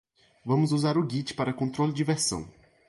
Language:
Portuguese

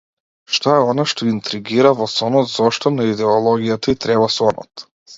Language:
Macedonian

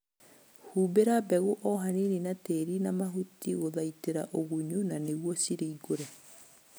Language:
Kikuyu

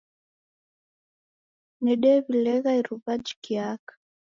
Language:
Taita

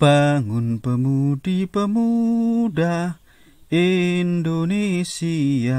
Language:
Indonesian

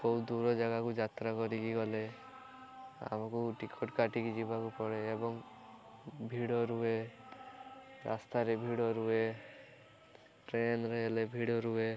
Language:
Odia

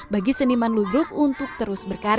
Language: Indonesian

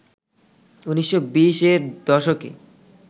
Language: Bangla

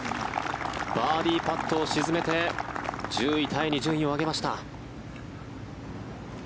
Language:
Japanese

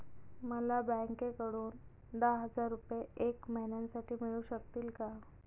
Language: Marathi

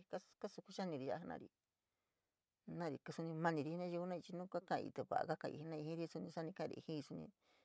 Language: San Miguel El Grande Mixtec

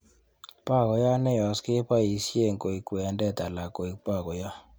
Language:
Kalenjin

